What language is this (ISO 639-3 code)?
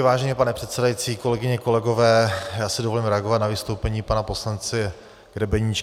ces